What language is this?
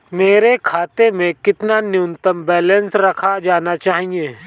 Hindi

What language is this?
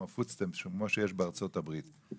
Hebrew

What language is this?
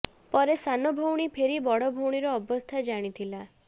Odia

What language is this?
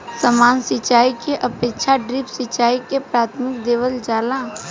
Bhojpuri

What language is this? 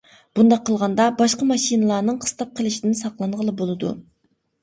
Uyghur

